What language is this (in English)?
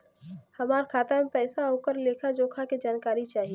Bhojpuri